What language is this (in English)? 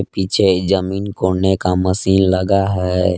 Hindi